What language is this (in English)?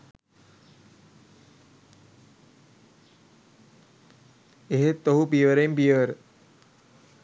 Sinhala